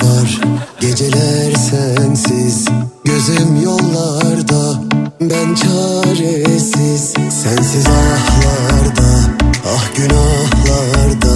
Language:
Turkish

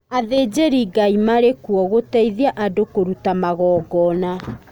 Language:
Kikuyu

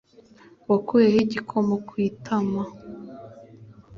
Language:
Kinyarwanda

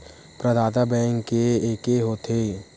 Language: Chhattisgarhi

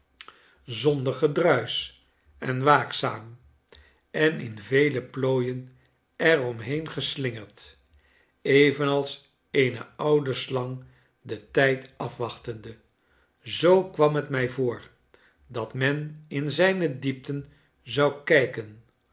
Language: Dutch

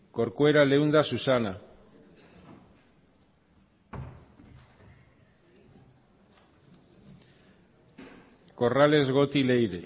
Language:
Basque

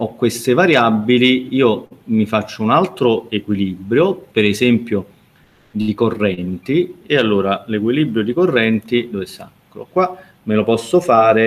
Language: Italian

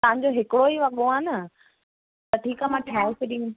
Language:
Sindhi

